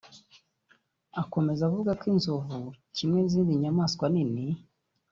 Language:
Kinyarwanda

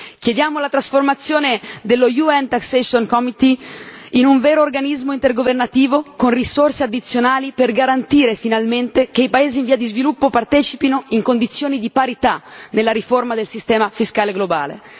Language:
Italian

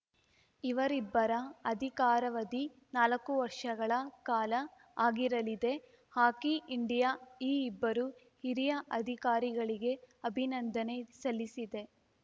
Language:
Kannada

